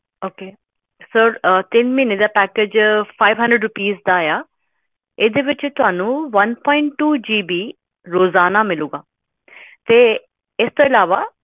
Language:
Punjabi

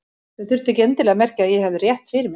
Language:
Icelandic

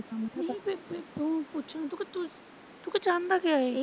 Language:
Punjabi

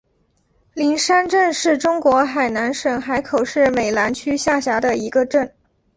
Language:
Chinese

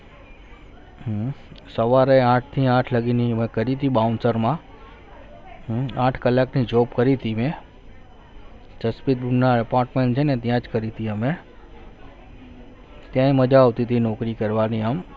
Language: Gujarati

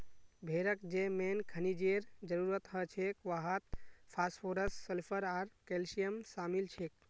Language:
Magahi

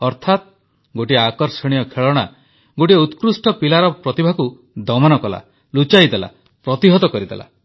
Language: Odia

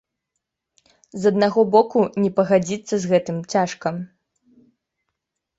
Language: Belarusian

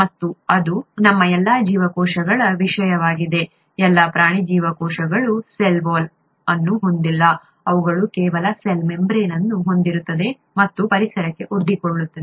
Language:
Kannada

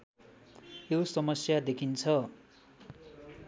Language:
Nepali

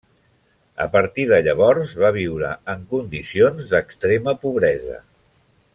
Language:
Catalan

